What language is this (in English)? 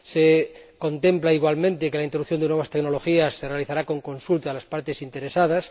Spanish